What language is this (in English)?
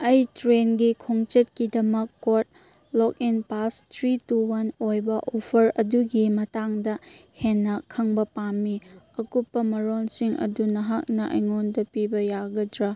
Manipuri